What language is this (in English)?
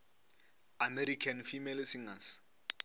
Northern Sotho